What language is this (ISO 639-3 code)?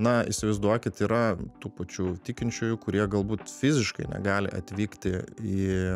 lit